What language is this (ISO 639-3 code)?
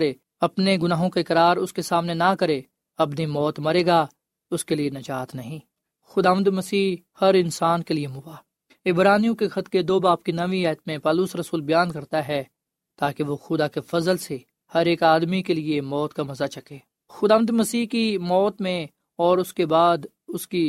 urd